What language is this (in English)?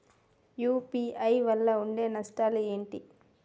Telugu